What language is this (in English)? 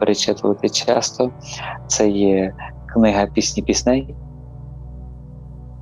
Ukrainian